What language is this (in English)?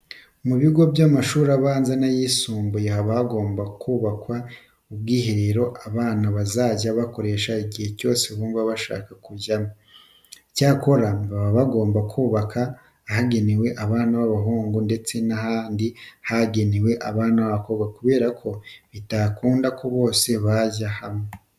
Kinyarwanda